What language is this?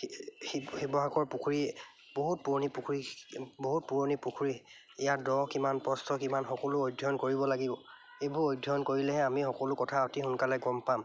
Assamese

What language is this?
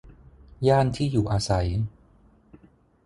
Thai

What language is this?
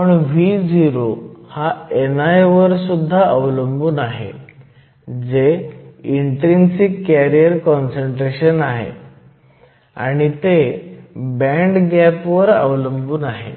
Marathi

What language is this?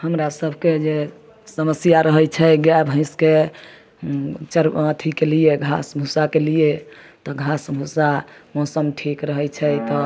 Maithili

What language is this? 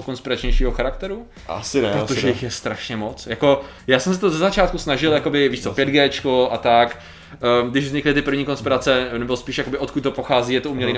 Czech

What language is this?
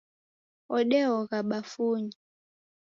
Taita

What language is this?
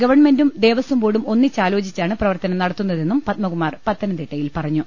Malayalam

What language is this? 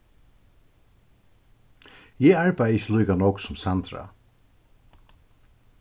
Faroese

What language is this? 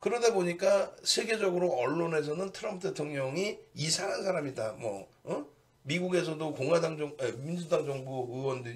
Korean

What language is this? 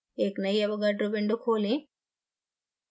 Hindi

